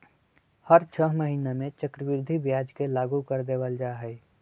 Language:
Magahi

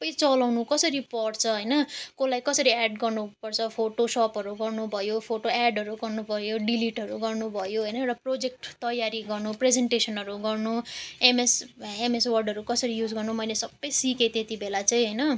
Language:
Nepali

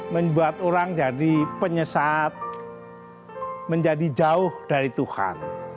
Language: Indonesian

